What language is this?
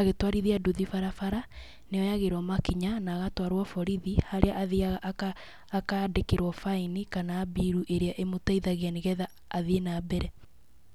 Kikuyu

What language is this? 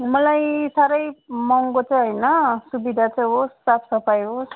Nepali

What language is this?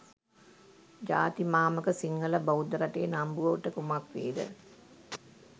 Sinhala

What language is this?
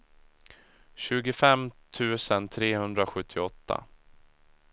Swedish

